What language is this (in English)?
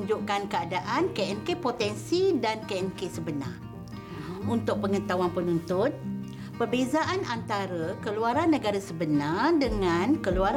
Malay